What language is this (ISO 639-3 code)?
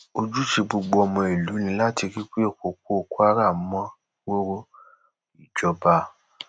yor